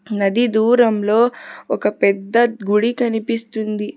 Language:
Telugu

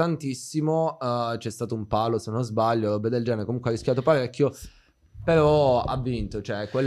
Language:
Italian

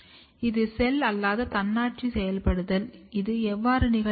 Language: Tamil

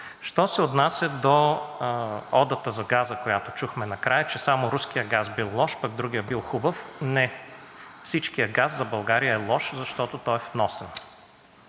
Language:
Bulgarian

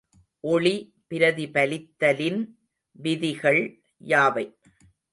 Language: Tamil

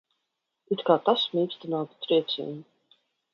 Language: Latvian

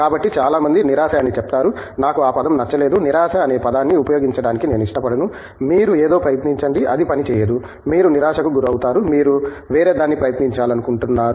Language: Telugu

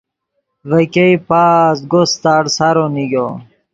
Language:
Yidgha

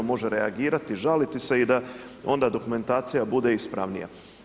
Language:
Croatian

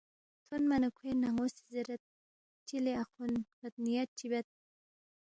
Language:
Balti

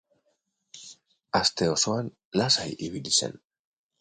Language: Basque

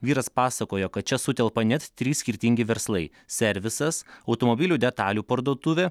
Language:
Lithuanian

